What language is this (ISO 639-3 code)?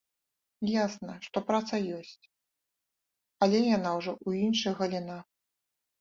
bel